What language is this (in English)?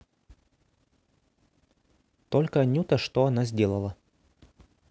Russian